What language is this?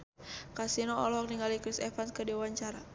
Sundanese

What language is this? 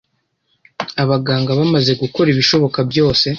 Kinyarwanda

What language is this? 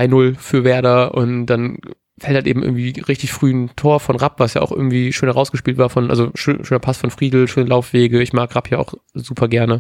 German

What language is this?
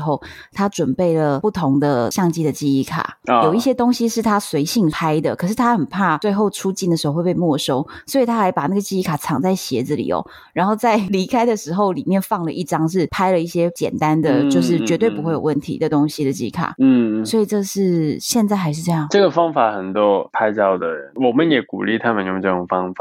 Chinese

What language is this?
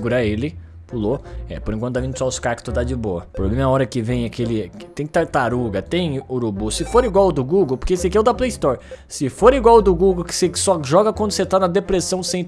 Portuguese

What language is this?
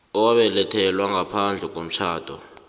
South Ndebele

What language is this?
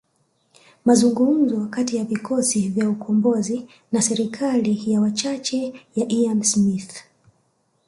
Swahili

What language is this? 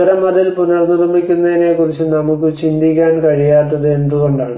Malayalam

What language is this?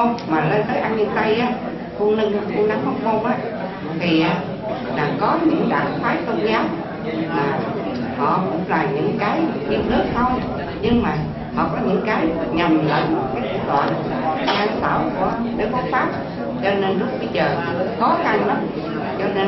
Vietnamese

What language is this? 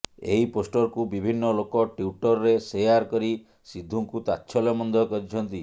Odia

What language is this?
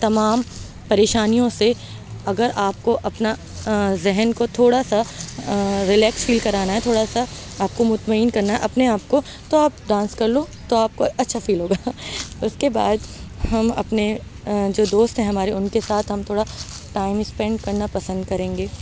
Urdu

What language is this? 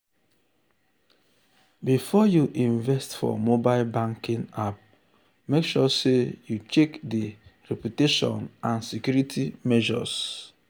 Nigerian Pidgin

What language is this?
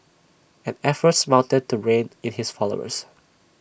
English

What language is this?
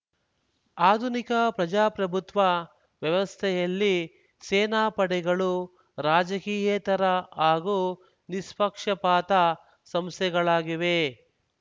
Kannada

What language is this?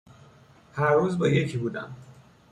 Persian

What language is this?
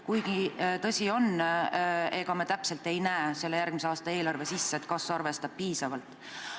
Estonian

